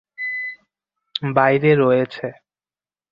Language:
Bangla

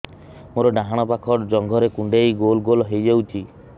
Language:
Odia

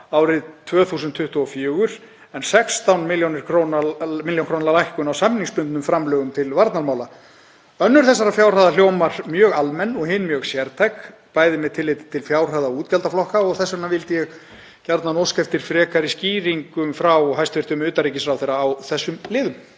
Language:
Icelandic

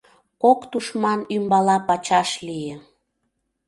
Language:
Mari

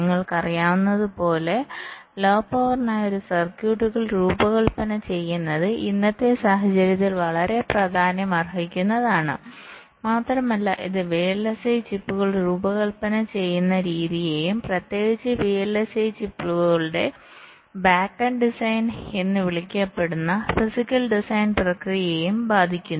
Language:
Malayalam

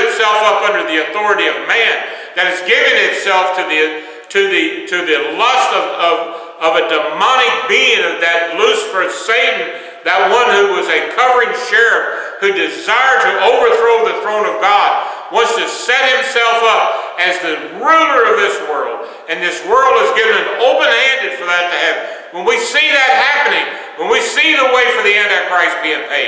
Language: English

